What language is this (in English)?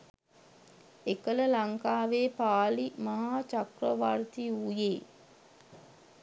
Sinhala